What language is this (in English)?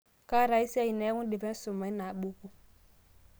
Masai